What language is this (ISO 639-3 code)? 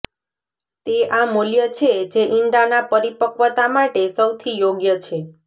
guj